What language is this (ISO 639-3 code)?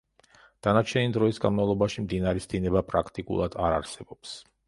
kat